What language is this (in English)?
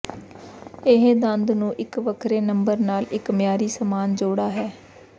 Punjabi